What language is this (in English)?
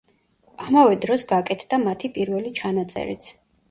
Georgian